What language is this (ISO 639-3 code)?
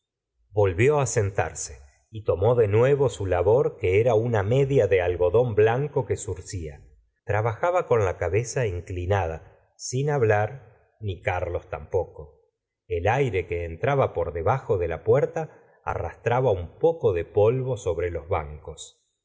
spa